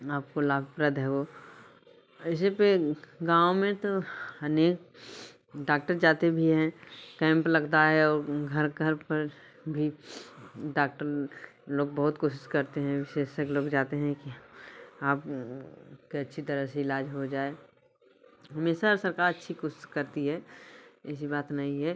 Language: Hindi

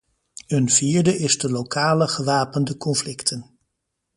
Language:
Dutch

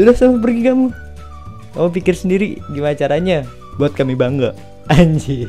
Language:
Indonesian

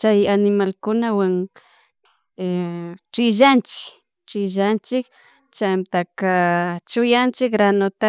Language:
Chimborazo Highland Quichua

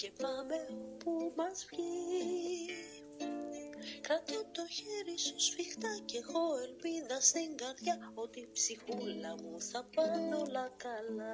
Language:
Greek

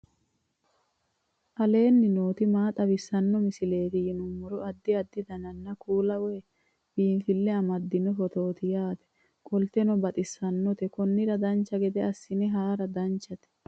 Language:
Sidamo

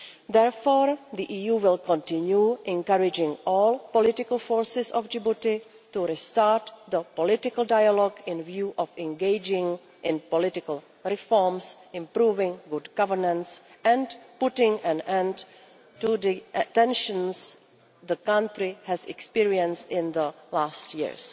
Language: English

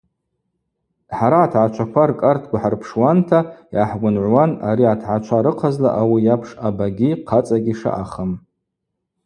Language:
Abaza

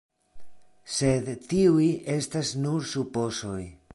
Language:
Esperanto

